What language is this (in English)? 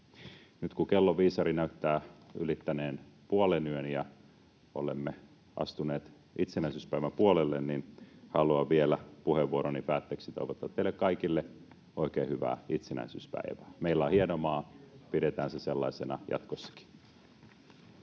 Finnish